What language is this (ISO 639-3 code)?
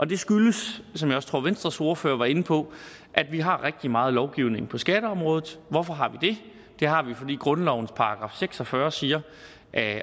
dan